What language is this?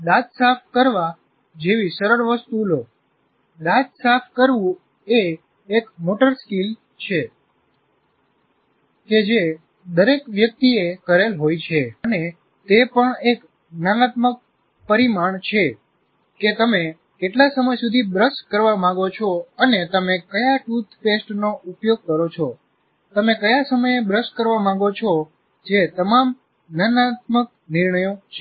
Gujarati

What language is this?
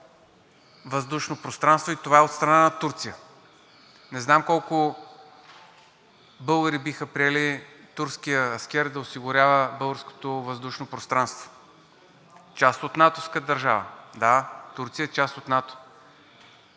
Bulgarian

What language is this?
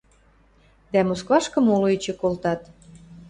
Western Mari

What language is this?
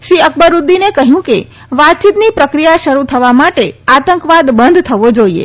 Gujarati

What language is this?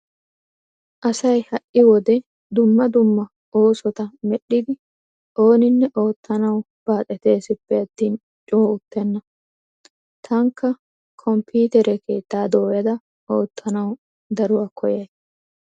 Wolaytta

